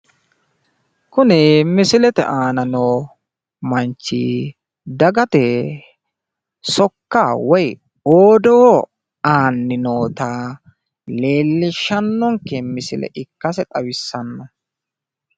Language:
Sidamo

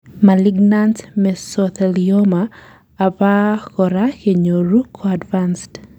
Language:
Kalenjin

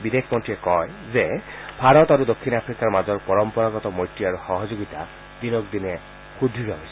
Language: Assamese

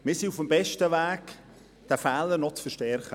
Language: Swiss German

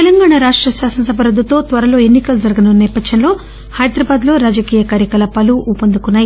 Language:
Telugu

